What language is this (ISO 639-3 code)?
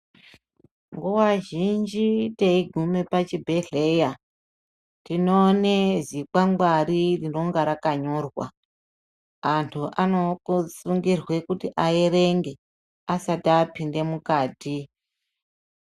ndc